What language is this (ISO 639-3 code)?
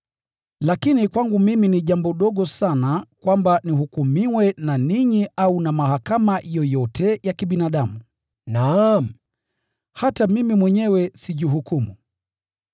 swa